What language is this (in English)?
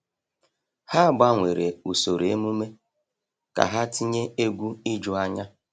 Igbo